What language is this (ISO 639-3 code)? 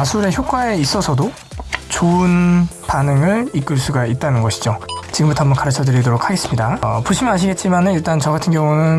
kor